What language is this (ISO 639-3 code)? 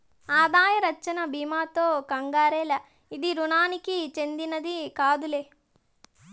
tel